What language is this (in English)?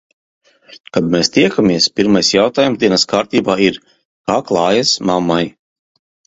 Latvian